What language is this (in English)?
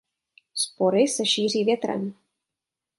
Czech